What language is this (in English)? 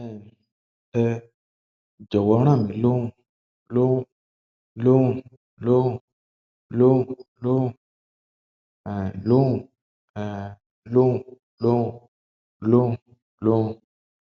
Yoruba